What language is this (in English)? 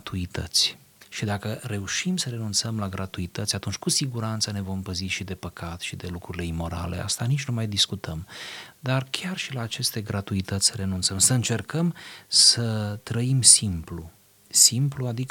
Romanian